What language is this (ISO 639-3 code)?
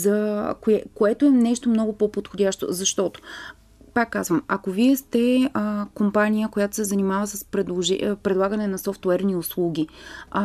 bul